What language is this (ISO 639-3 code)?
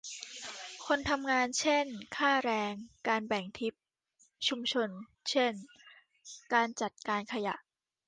tha